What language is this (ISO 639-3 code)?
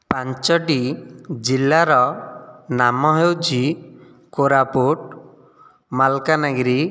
ori